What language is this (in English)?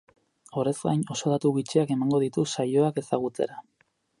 Basque